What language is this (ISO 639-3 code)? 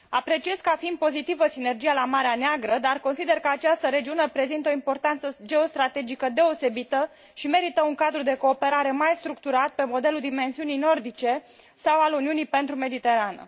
ron